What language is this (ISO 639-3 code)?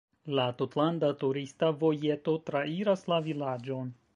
epo